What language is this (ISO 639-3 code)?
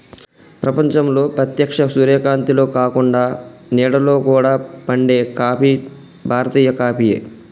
tel